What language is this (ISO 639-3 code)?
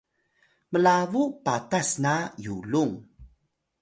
tay